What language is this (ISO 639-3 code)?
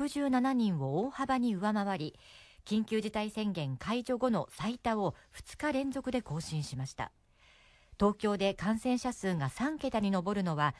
jpn